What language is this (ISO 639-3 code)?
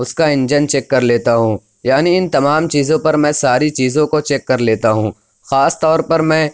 urd